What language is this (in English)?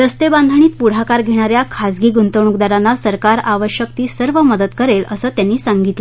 Marathi